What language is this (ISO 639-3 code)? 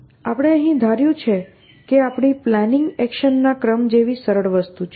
guj